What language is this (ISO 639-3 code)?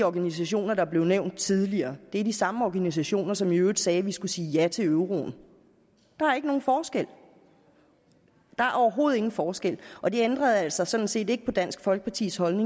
dan